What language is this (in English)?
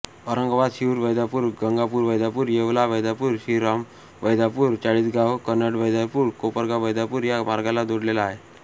Marathi